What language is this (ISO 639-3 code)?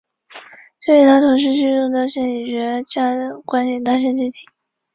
zho